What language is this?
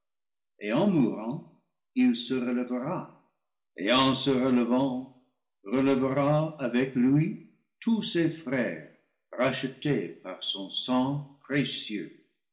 French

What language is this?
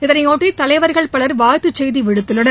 Tamil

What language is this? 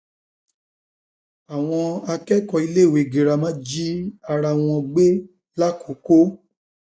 Yoruba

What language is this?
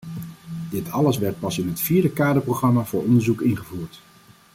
Dutch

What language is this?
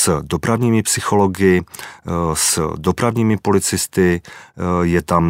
Czech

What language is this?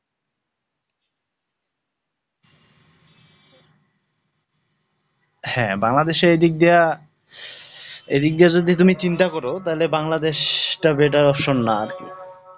Bangla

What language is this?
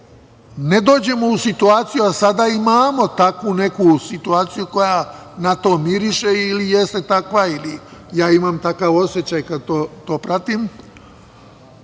Serbian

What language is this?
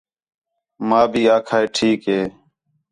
Khetrani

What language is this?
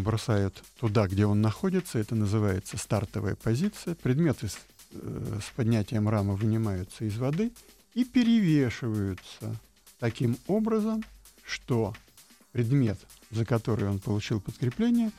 Russian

